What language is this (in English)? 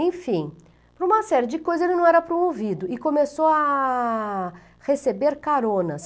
Portuguese